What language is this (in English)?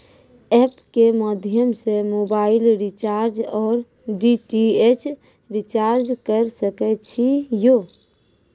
Maithili